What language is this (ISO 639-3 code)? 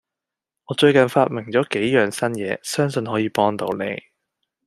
yue